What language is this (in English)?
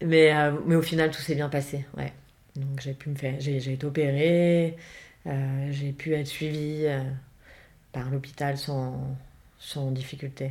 French